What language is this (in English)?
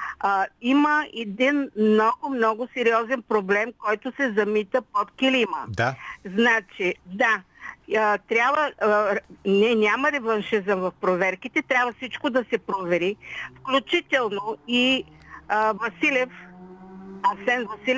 Bulgarian